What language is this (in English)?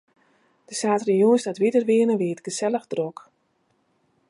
Western Frisian